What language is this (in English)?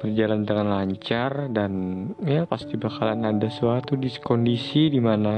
Indonesian